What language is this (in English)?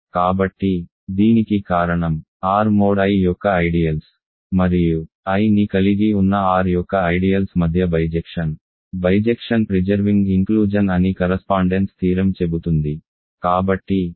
Telugu